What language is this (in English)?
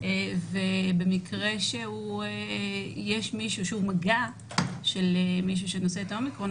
Hebrew